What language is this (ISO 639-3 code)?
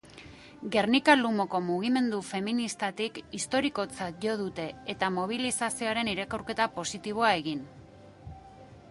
eus